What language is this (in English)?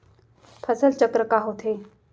Chhattisgarhi